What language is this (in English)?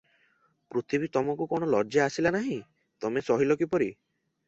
Odia